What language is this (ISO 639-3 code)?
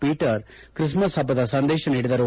kan